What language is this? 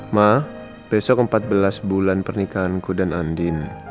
Indonesian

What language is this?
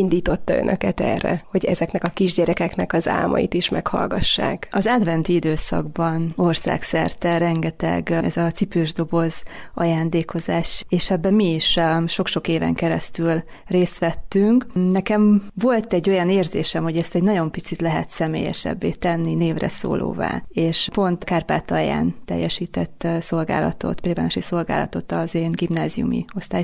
Hungarian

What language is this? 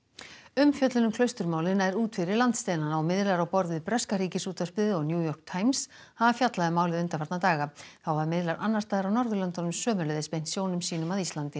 Icelandic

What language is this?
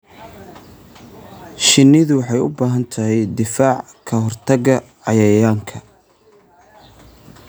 Somali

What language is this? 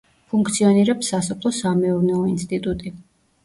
Georgian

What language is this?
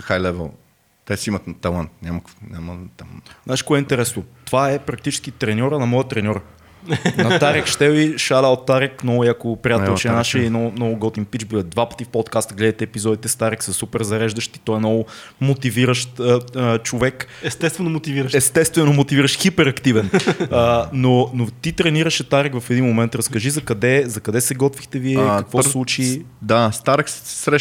Bulgarian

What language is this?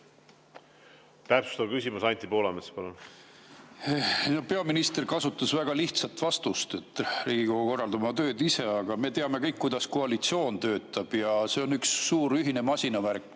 Estonian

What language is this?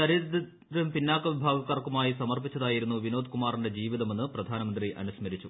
Malayalam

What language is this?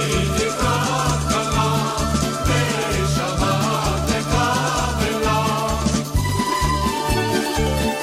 Hebrew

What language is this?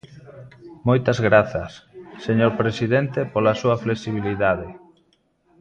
Galician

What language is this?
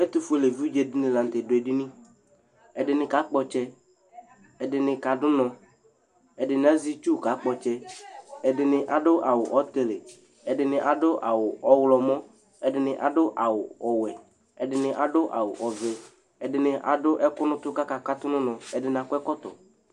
Ikposo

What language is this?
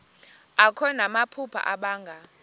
Xhosa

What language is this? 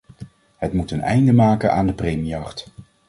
Dutch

